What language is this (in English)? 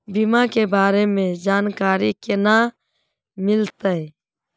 Magahi